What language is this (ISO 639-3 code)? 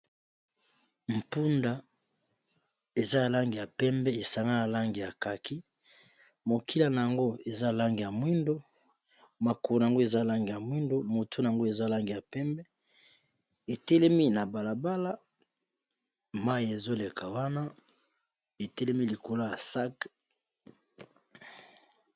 lin